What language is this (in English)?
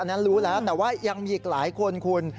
Thai